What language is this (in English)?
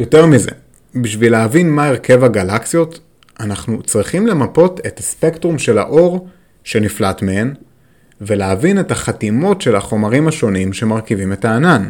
Hebrew